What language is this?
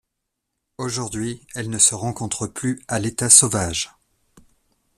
French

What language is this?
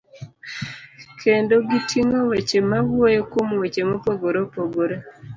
Luo (Kenya and Tanzania)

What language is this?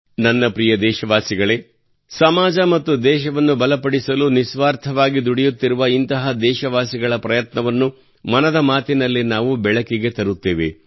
Kannada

